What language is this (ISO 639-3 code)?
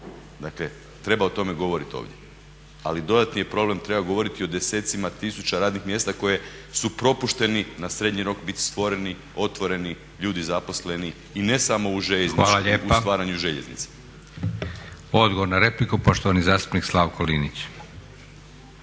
hrv